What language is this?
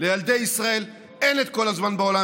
Hebrew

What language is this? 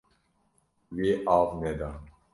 Kurdish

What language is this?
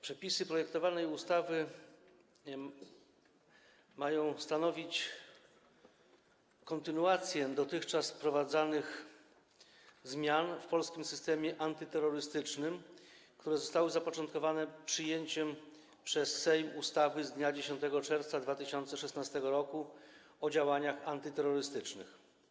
Polish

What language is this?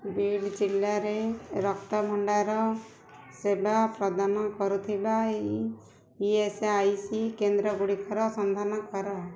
Odia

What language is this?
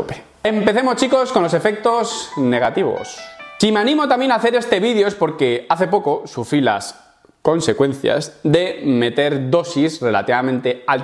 Spanish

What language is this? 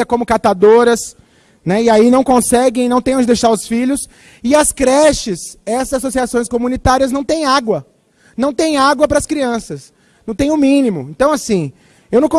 Portuguese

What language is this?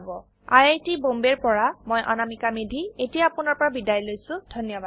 Assamese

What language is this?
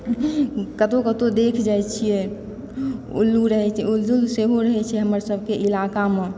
Maithili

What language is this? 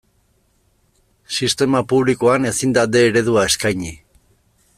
Basque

